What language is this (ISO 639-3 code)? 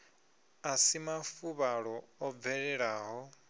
ven